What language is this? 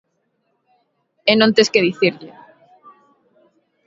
Galician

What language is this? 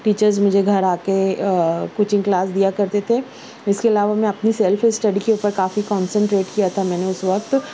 Urdu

